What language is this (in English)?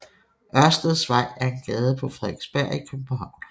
Danish